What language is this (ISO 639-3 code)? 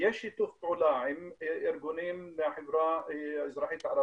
heb